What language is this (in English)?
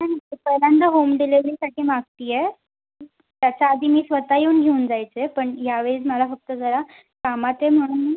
Marathi